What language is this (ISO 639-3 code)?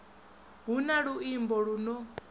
ven